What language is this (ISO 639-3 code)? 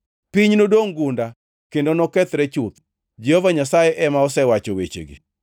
luo